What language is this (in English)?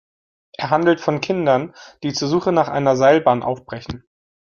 German